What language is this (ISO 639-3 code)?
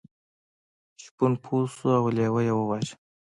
pus